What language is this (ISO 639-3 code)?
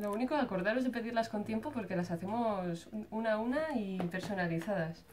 spa